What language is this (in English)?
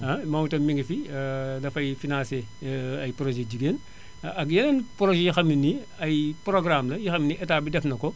Wolof